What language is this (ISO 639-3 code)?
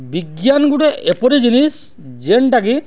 ori